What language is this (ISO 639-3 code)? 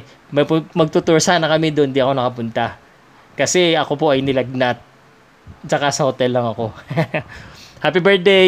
fil